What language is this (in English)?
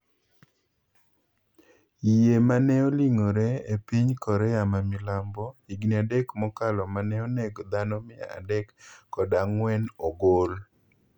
Luo (Kenya and Tanzania)